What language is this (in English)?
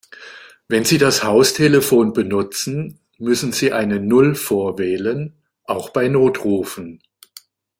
German